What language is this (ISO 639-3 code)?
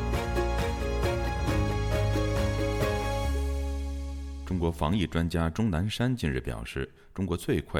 zho